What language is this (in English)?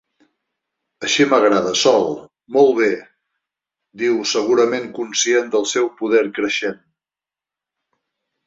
Catalan